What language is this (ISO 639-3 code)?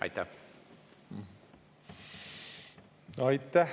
est